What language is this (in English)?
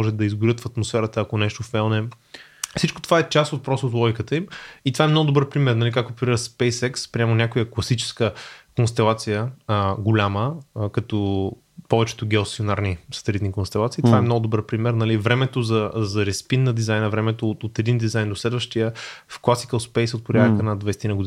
Bulgarian